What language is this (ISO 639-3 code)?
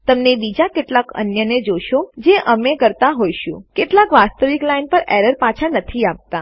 guj